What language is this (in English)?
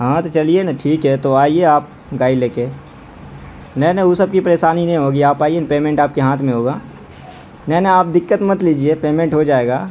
Urdu